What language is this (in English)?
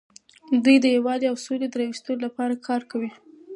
Pashto